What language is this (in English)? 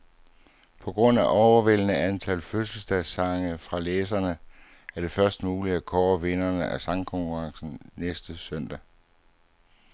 Danish